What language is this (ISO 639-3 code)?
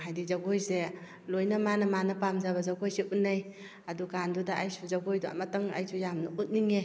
mni